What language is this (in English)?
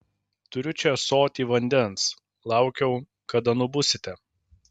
Lithuanian